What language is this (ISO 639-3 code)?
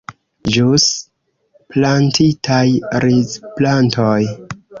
epo